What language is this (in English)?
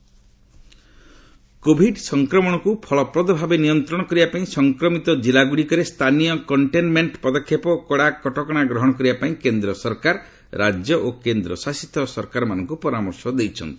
Odia